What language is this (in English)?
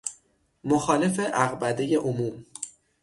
Persian